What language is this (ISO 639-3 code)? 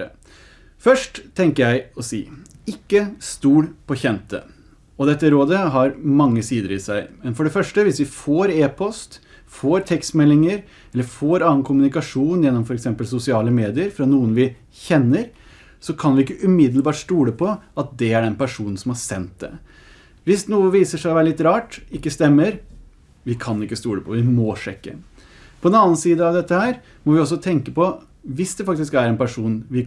nor